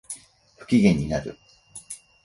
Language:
Japanese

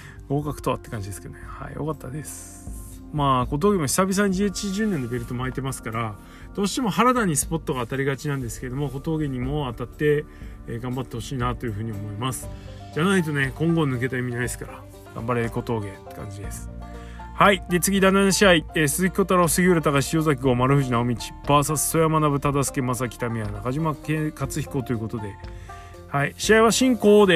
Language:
Japanese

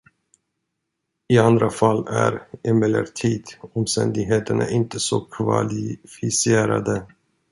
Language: Swedish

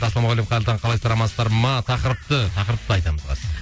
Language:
Kazakh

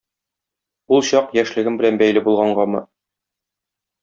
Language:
Tatar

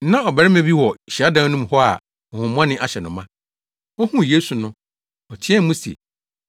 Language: Akan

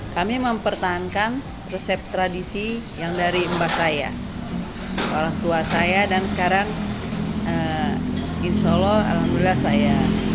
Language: Indonesian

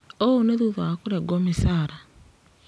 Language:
Kikuyu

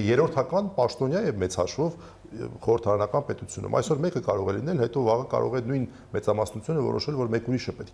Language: Turkish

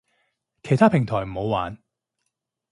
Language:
Cantonese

